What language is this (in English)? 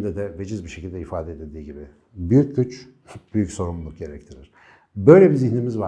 Turkish